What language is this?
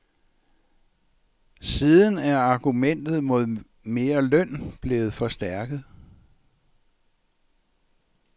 Danish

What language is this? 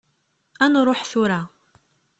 Kabyle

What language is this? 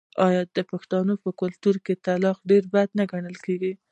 Pashto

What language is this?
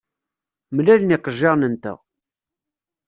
Kabyle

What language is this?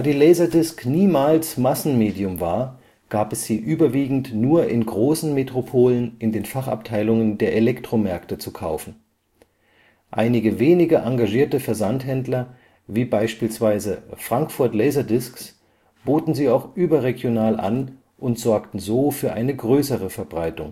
German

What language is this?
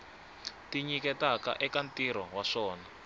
Tsonga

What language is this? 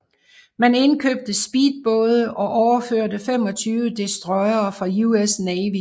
Danish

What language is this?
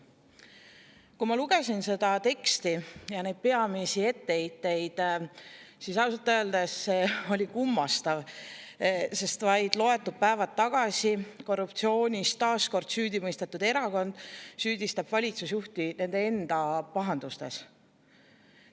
Estonian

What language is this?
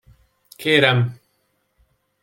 Hungarian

